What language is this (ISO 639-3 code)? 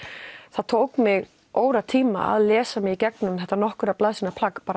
isl